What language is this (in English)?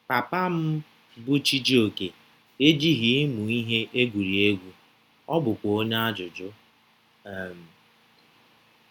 Igbo